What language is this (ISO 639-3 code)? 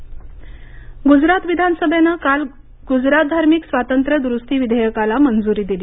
mar